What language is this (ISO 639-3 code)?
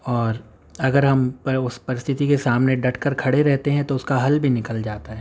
urd